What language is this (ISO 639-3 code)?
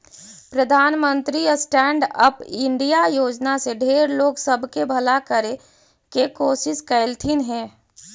mag